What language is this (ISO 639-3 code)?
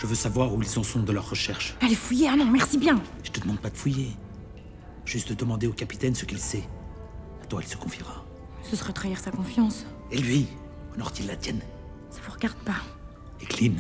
fra